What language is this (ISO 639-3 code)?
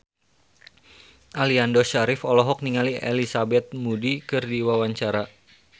sun